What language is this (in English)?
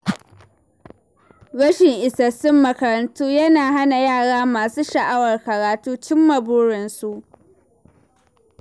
Hausa